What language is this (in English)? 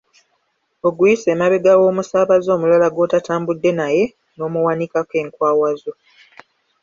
Ganda